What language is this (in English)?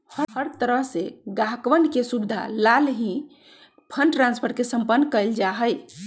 Magahi